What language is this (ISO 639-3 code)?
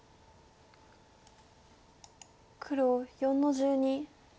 jpn